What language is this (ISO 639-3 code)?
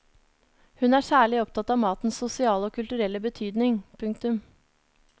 nor